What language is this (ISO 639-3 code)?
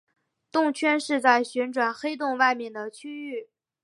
zho